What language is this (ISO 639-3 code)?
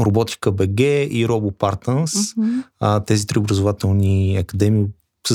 bul